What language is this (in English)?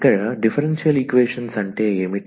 Telugu